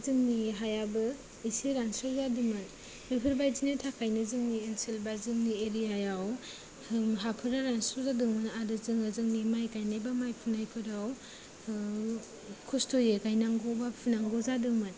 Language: Bodo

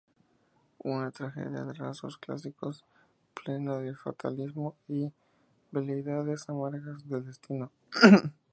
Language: Spanish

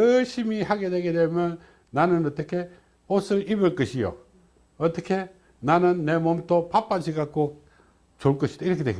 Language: Korean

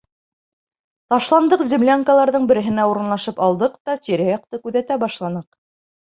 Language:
Bashkir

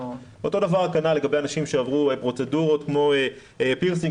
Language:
Hebrew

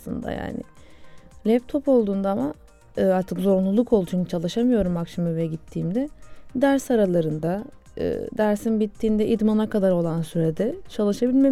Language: Turkish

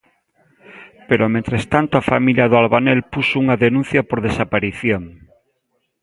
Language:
Galician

